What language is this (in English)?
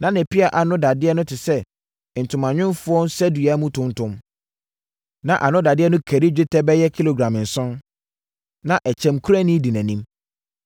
Akan